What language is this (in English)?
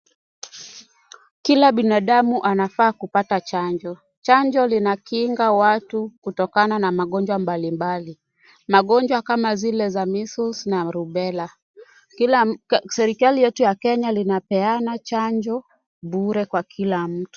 Swahili